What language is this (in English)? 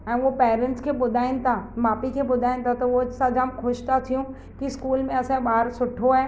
Sindhi